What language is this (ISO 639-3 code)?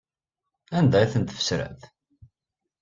kab